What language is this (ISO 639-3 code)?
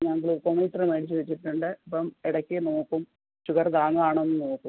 mal